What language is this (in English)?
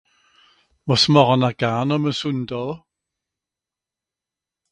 Swiss German